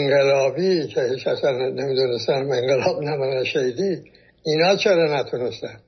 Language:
Persian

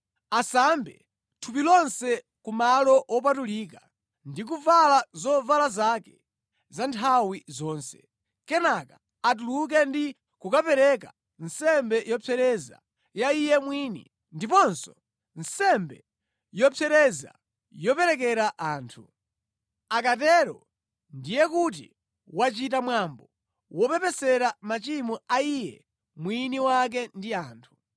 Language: Nyanja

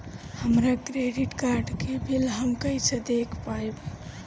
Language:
Bhojpuri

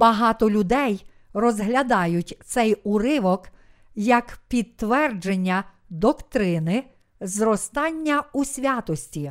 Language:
Ukrainian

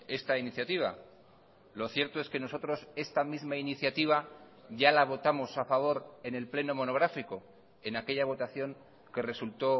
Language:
Spanish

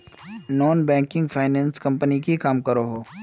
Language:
Magahi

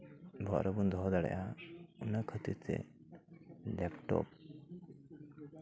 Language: Santali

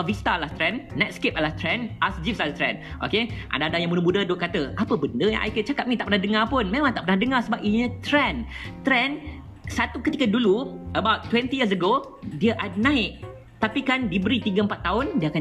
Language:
Malay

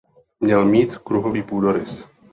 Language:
Czech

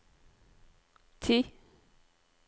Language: Norwegian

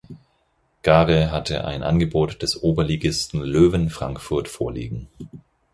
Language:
German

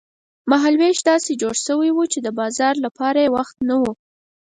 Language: Pashto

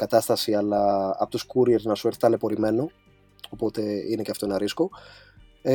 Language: Greek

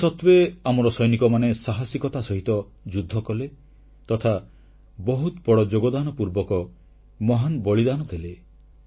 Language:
Odia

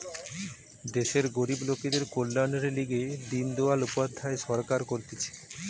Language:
Bangla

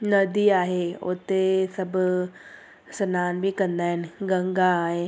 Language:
Sindhi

